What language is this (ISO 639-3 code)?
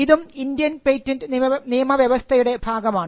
mal